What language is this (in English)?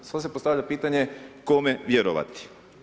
Croatian